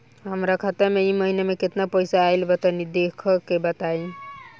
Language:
Bhojpuri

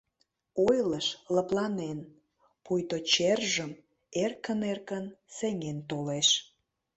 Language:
Mari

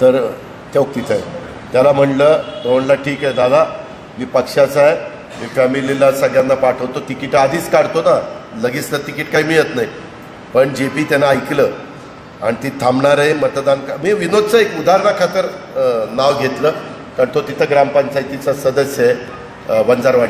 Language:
Romanian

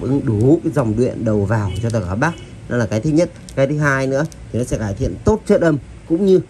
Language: Vietnamese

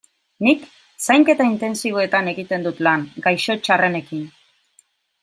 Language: Basque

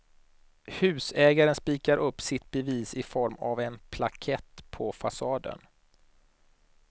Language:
Swedish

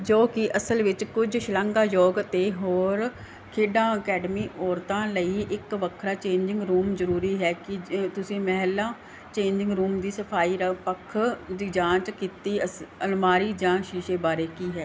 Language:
Punjabi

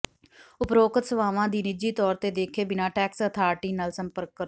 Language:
Punjabi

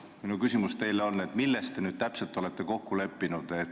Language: Estonian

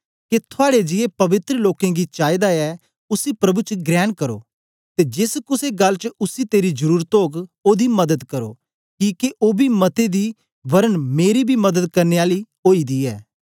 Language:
Dogri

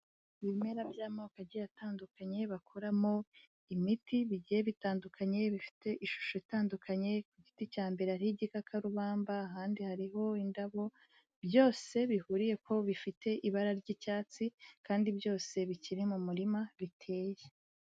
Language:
Kinyarwanda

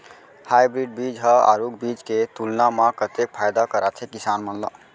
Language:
Chhattisgarhi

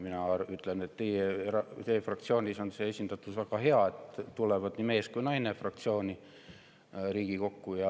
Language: Estonian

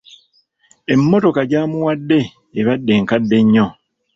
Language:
Ganda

